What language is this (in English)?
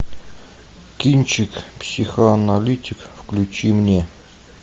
Russian